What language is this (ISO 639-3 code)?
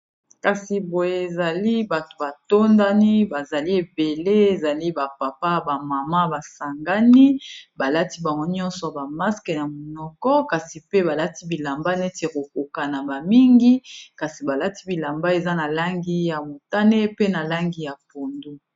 lin